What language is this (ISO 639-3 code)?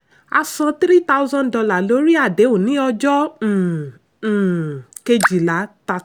yor